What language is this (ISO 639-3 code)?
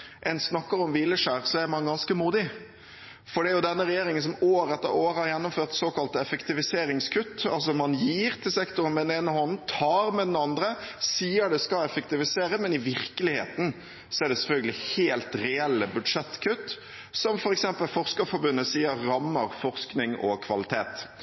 nob